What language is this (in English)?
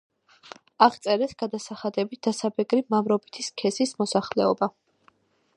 Georgian